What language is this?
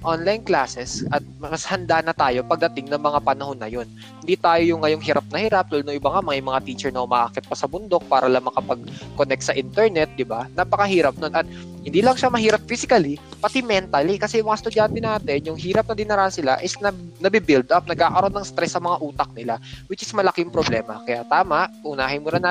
Filipino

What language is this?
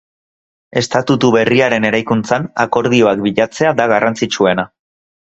Basque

